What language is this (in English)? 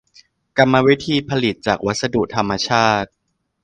Thai